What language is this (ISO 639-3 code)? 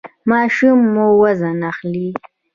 pus